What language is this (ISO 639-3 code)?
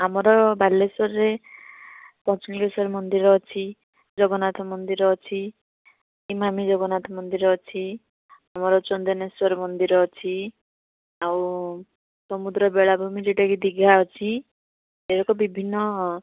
ori